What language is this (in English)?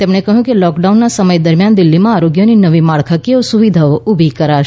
Gujarati